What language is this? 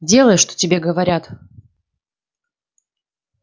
Russian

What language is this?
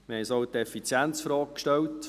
Swiss German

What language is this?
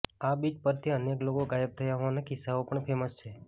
Gujarati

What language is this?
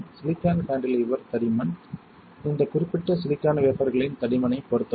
Tamil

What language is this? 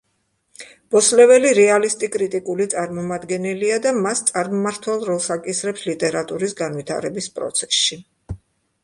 Georgian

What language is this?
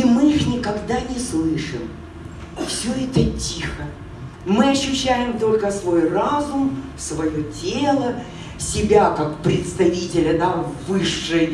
Russian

